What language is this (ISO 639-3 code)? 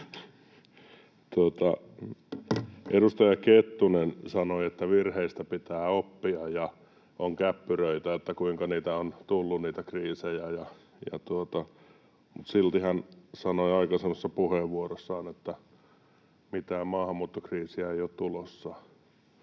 fin